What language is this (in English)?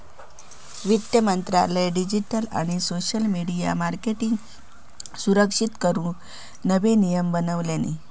Marathi